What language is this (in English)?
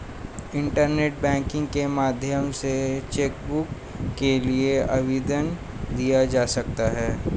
Hindi